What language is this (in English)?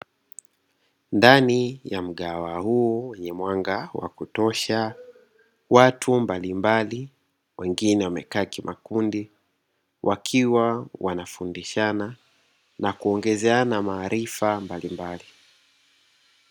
Swahili